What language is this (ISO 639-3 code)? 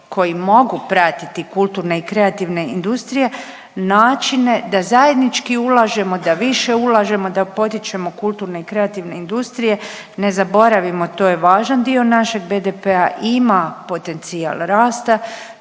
hrv